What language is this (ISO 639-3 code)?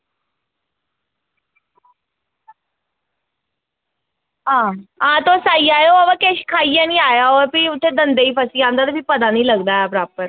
doi